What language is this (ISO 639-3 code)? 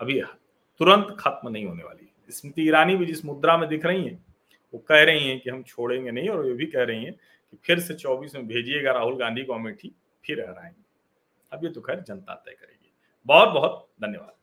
hin